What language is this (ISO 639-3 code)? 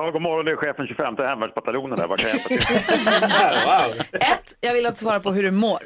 swe